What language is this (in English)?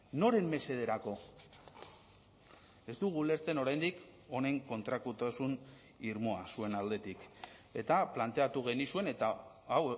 Basque